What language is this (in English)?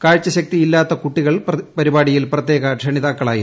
Malayalam